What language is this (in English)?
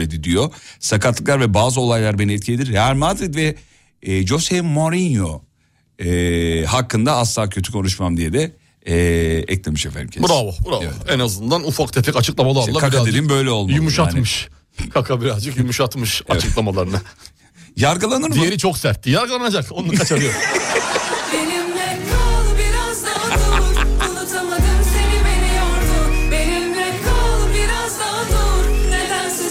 Turkish